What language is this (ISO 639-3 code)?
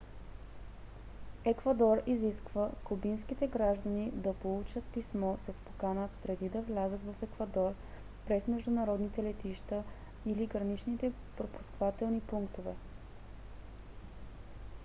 bul